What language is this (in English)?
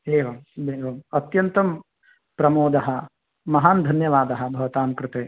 Sanskrit